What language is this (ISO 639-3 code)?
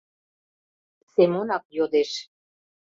chm